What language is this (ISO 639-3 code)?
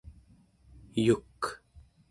esu